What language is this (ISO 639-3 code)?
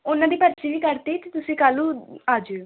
pan